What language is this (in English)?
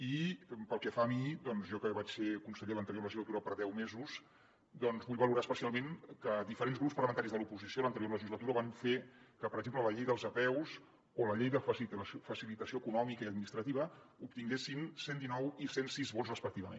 Catalan